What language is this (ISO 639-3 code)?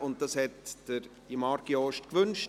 gsw